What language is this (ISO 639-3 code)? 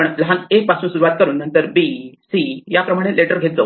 mar